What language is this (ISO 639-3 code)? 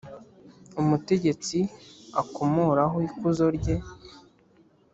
kin